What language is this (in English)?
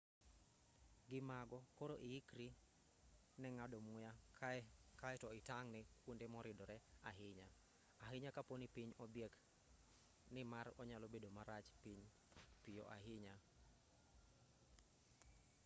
Luo (Kenya and Tanzania)